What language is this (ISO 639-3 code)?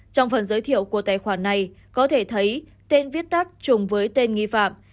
vie